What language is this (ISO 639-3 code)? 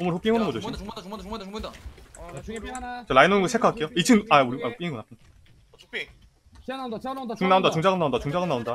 kor